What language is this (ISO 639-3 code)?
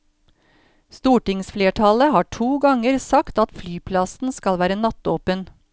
nor